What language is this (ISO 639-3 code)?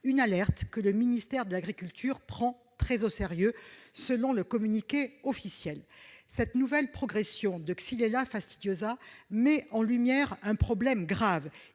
fra